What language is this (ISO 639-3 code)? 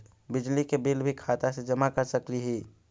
mag